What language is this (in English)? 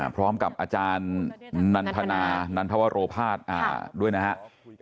Thai